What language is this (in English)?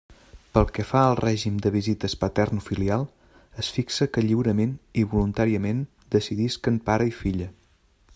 Catalan